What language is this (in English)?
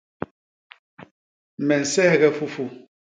Basaa